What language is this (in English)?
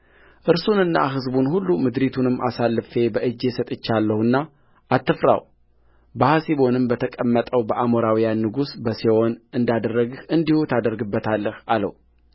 Amharic